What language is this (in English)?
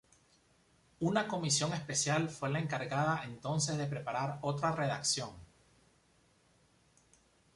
Spanish